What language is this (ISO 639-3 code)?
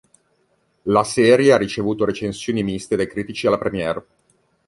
ita